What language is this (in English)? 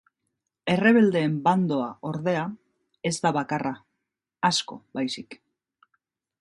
Basque